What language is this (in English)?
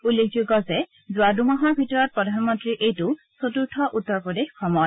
Assamese